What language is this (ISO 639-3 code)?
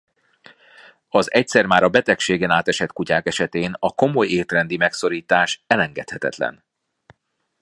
hun